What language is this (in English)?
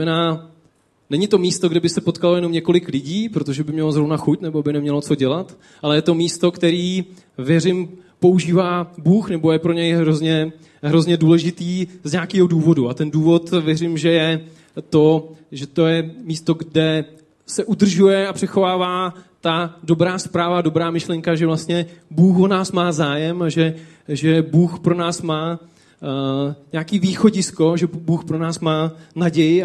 Czech